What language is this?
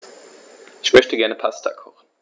German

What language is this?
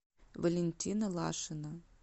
Russian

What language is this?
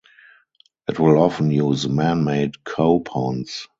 English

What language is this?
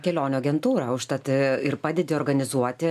Lithuanian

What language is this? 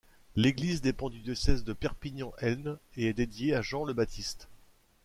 French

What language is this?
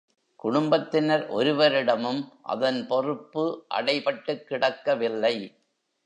Tamil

